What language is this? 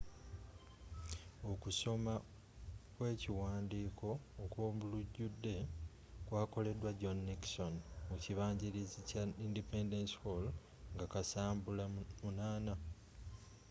Ganda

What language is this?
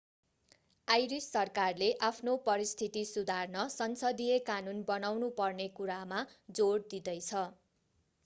Nepali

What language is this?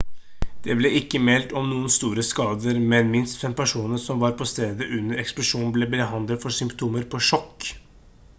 Norwegian Bokmål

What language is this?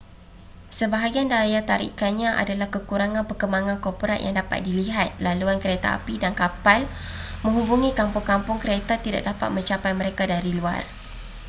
Malay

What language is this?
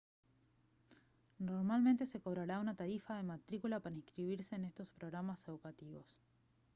Spanish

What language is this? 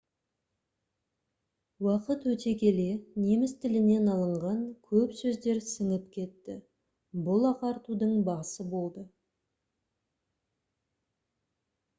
Kazakh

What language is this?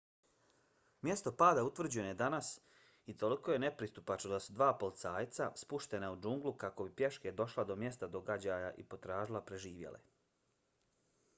Bosnian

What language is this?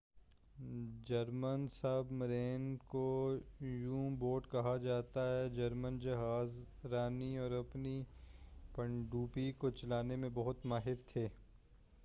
Urdu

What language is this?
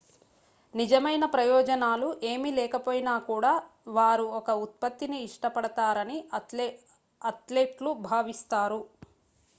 Telugu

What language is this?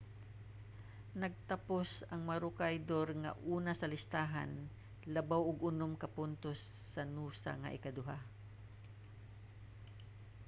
Cebuano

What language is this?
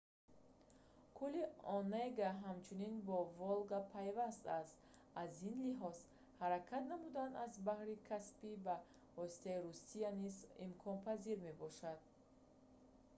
Tajik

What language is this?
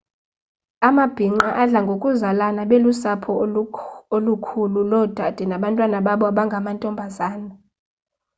Xhosa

